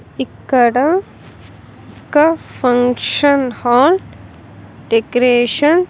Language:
Telugu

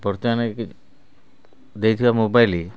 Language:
Odia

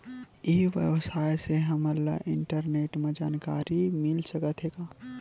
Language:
Chhattisgarhi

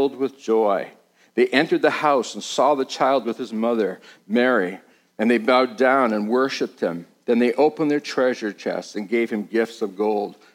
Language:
English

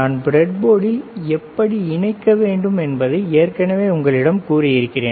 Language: Tamil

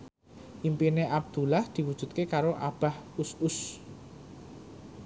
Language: Javanese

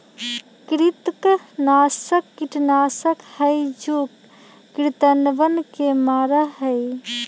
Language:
Magahi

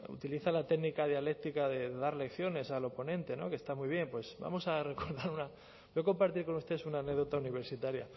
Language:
Spanish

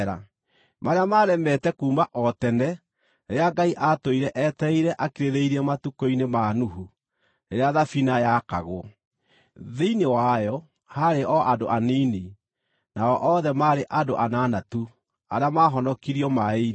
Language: Kikuyu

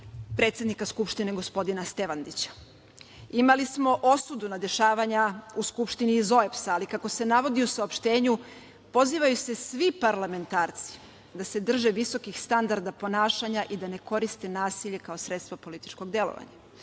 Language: Serbian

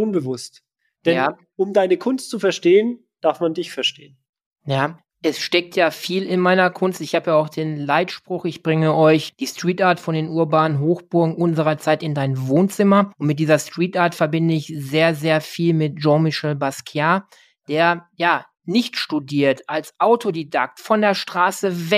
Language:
German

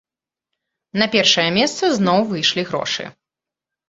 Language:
Belarusian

